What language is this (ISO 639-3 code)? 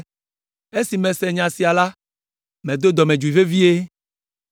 ewe